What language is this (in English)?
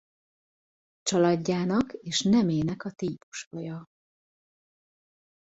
Hungarian